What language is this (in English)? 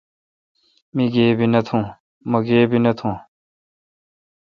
Kalkoti